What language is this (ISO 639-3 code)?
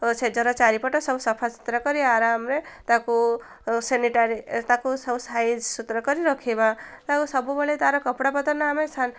ori